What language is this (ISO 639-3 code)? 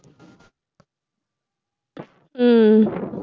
tam